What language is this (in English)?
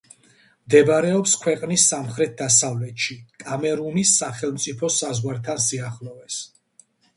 Georgian